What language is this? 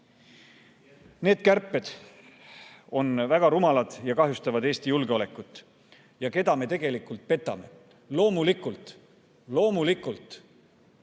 Estonian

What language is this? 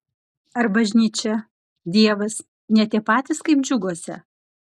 Lithuanian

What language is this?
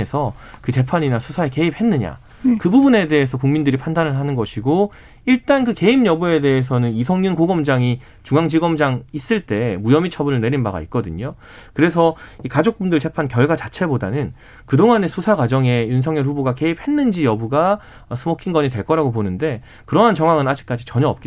Korean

